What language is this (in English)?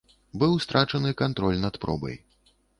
Belarusian